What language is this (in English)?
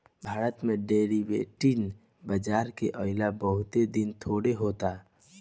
Bhojpuri